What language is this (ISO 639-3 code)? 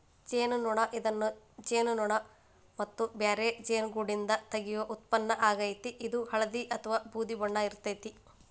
kan